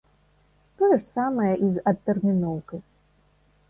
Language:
Belarusian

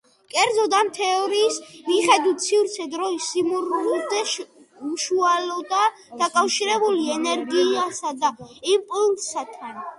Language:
Georgian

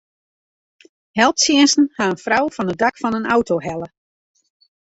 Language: Western Frisian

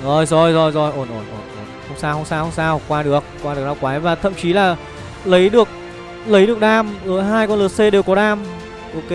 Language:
Vietnamese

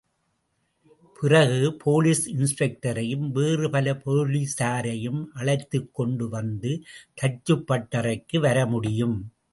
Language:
Tamil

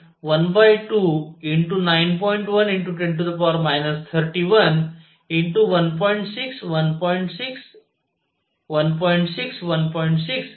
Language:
Marathi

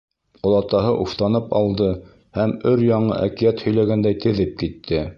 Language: Bashkir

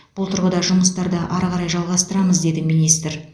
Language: Kazakh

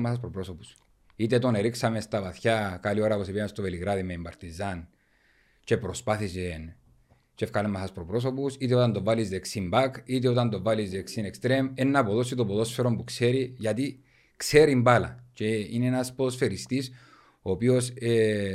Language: Greek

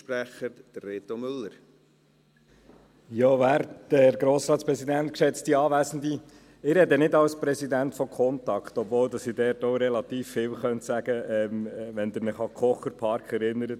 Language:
Swiss German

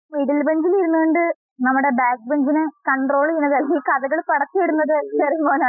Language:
Malayalam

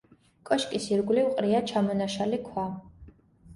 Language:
Georgian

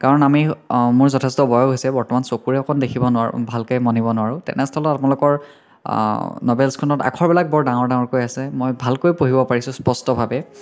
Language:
Assamese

